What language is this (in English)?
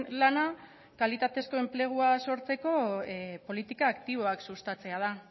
Basque